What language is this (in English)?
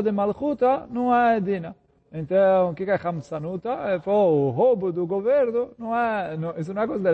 Portuguese